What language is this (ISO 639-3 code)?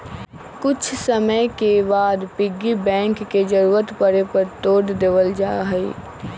mag